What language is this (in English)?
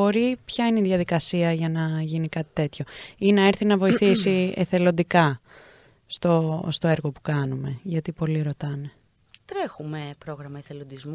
Greek